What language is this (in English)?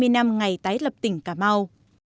Vietnamese